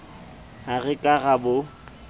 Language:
Southern Sotho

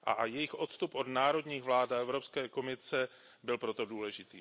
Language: Czech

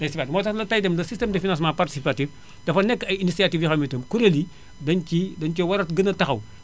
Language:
Wolof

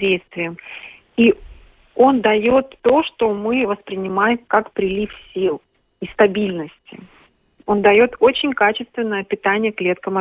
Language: Russian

